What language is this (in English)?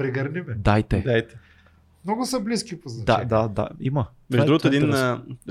Bulgarian